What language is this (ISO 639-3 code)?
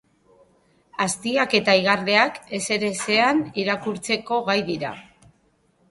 eus